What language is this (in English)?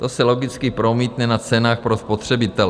Czech